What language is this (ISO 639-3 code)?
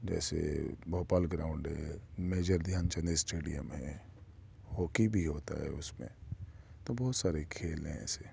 urd